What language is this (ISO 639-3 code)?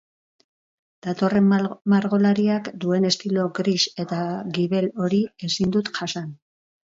eus